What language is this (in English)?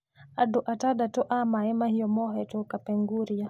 Kikuyu